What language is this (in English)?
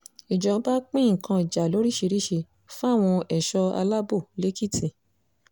Yoruba